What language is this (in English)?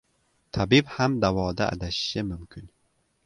Uzbek